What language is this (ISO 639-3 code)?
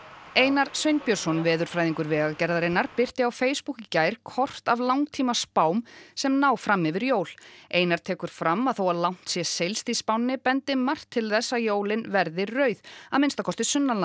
isl